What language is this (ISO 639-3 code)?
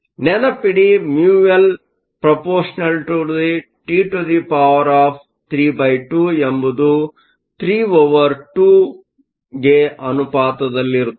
kan